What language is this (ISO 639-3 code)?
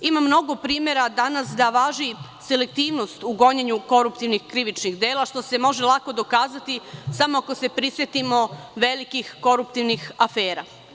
srp